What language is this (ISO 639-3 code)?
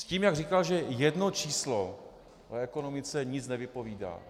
ces